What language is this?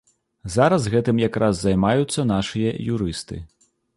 Belarusian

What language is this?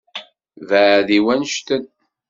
Kabyle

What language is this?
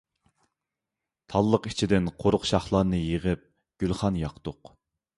Uyghur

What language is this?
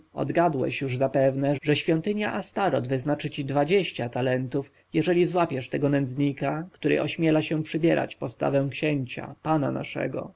Polish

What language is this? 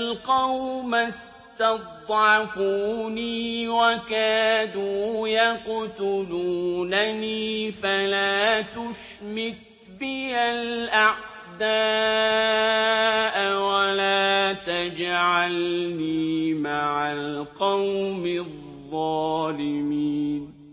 Arabic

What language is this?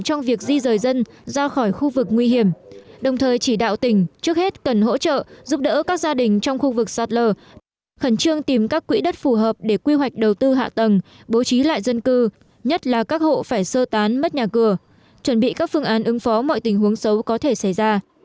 Vietnamese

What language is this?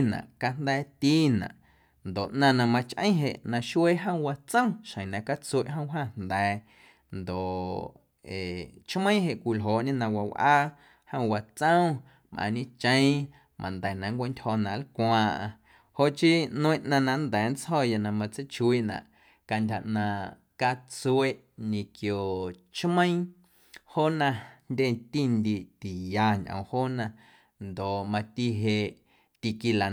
Guerrero Amuzgo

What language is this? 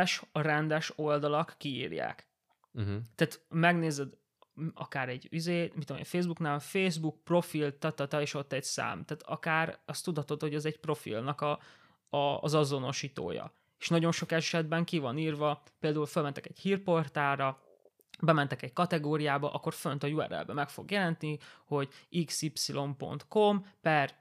Hungarian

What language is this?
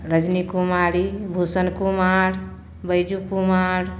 Maithili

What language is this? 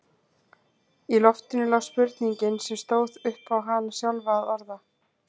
Icelandic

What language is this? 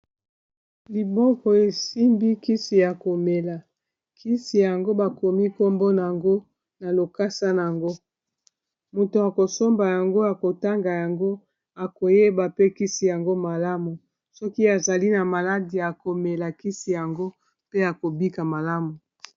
Lingala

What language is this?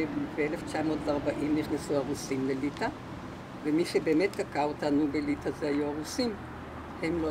Hebrew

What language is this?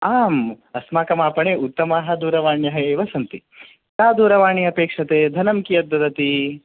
Sanskrit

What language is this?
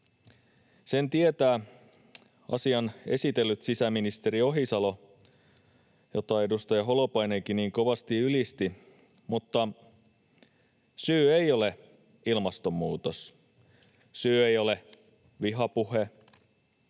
Finnish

